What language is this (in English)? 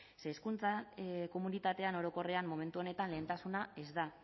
Basque